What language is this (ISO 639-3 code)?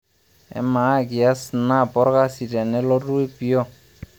mas